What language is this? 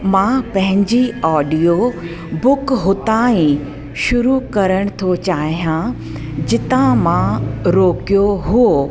Sindhi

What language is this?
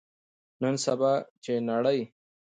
Pashto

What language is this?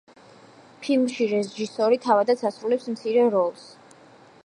Georgian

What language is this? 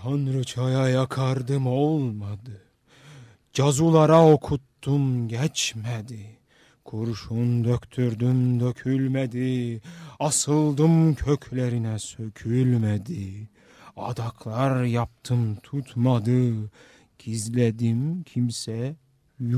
Turkish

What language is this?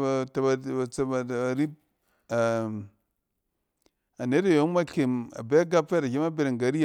Cen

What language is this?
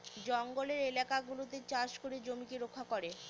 Bangla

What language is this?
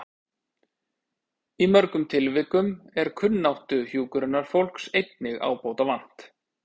Icelandic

